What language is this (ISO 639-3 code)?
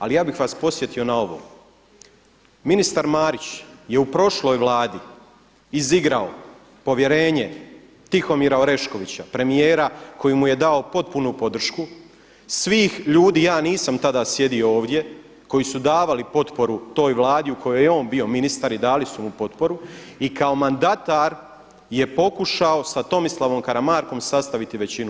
hrv